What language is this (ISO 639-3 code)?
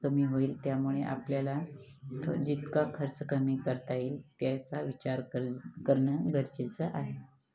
mar